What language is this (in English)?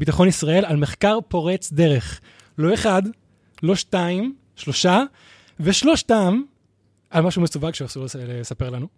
Hebrew